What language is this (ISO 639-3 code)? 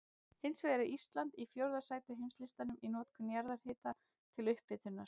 isl